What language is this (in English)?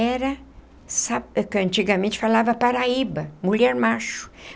Portuguese